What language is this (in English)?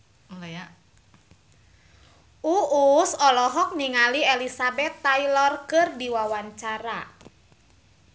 Sundanese